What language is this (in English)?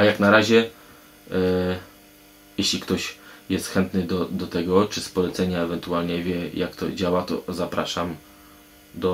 Polish